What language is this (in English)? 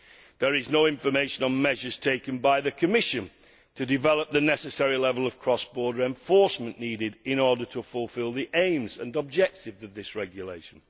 English